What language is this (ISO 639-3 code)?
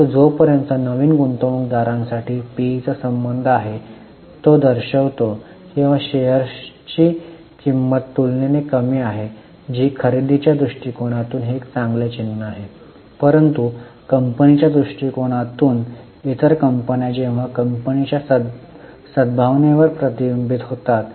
mar